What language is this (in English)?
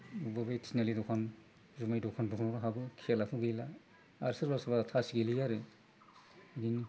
Bodo